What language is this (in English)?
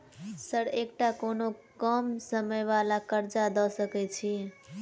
Maithili